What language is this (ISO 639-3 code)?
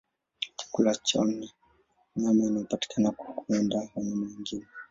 swa